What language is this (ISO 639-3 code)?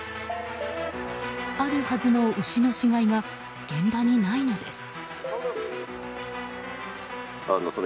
jpn